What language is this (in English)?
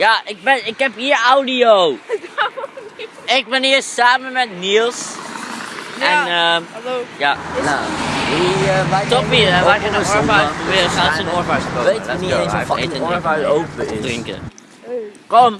Dutch